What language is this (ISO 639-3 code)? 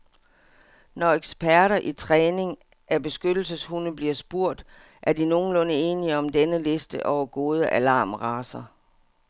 dan